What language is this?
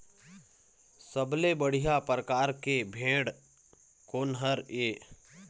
Chhattisgarhi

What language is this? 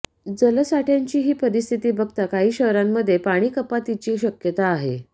Marathi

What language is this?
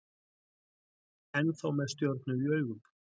Icelandic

